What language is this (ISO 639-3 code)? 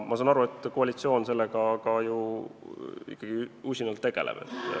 est